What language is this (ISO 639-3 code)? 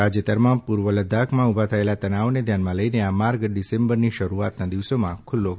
guj